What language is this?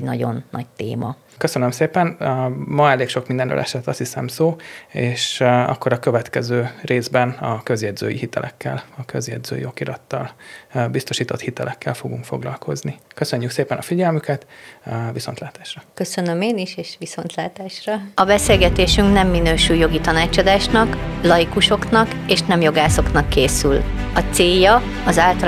Hungarian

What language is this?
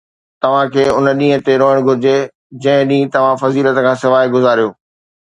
Sindhi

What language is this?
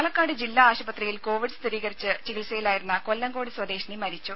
Malayalam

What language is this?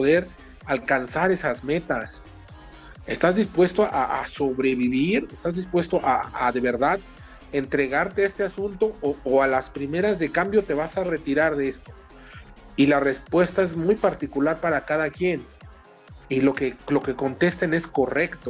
Spanish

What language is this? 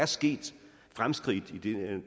Danish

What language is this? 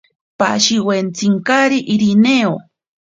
Ashéninka Perené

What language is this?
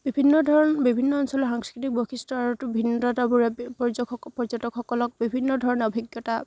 Assamese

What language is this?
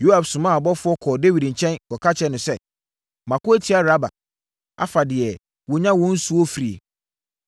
Akan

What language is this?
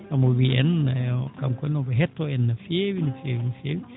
Fula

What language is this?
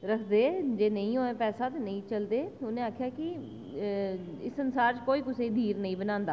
Dogri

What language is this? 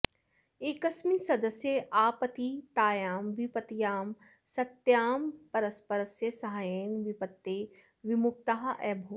Sanskrit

